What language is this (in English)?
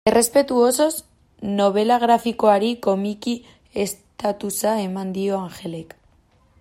Basque